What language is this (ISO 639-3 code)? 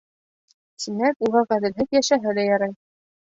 bak